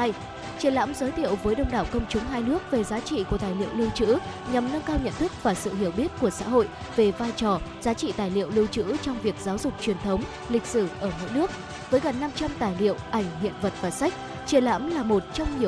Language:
Vietnamese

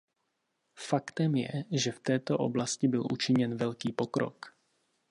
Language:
Czech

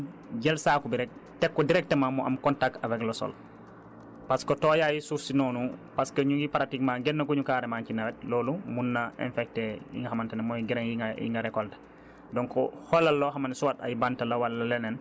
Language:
Wolof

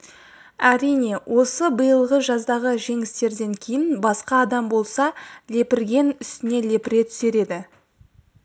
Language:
Kazakh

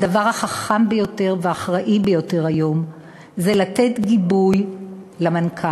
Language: Hebrew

